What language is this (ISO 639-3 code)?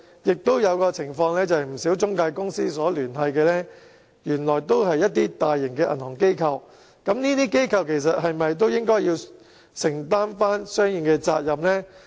yue